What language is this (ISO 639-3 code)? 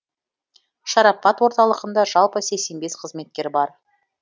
kaz